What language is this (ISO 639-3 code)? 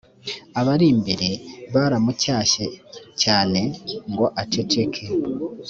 kin